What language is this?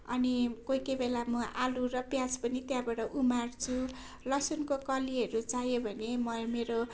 Nepali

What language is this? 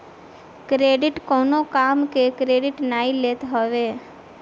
Bhojpuri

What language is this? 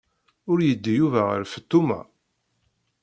Kabyle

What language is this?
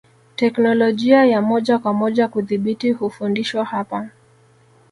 Swahili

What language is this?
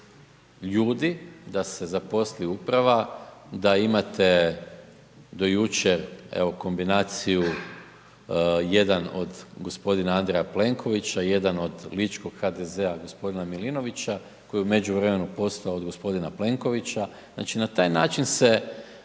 Croatian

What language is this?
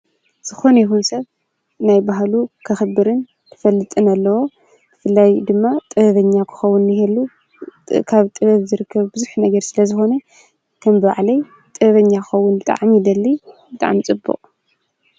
Tigrinya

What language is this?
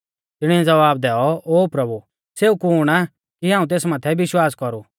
Mahasu Pahari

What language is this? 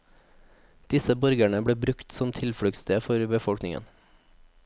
Norwegian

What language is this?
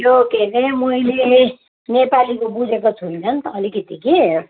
Nepali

